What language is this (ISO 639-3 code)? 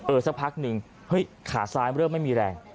tha